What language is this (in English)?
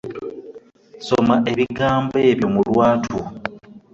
Ganda